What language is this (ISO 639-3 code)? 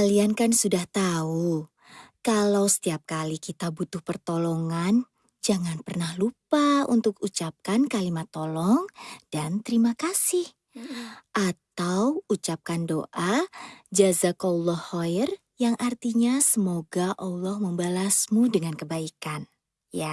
ind